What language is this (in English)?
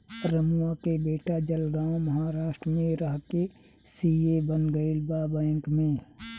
Bhojpuri